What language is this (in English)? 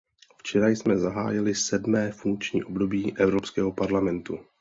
Czech